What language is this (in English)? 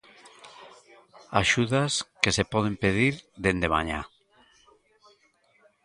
Galician